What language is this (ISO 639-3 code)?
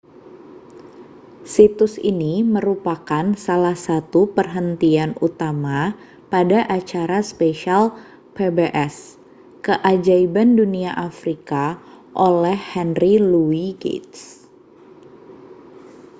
ind